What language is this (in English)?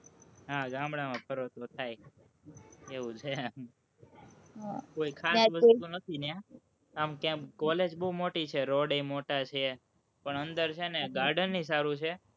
Gujarati